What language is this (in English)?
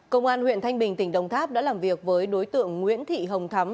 Vietnamese